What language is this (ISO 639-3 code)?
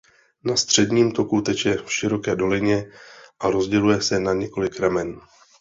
ces